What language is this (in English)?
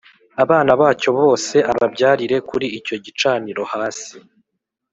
Kinyarwanda